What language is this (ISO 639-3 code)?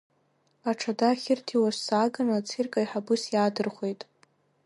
abk